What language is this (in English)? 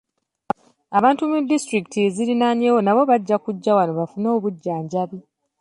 Ganda